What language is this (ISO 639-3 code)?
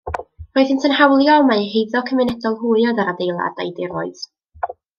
cym